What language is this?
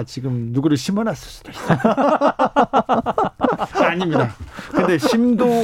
Korean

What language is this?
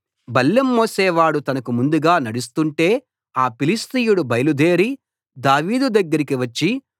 Telugu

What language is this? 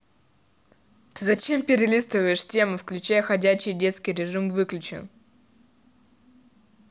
Russian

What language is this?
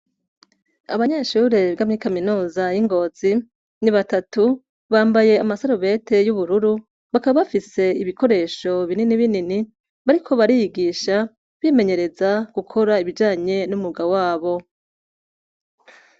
Rundi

